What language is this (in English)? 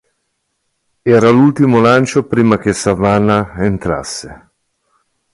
Italian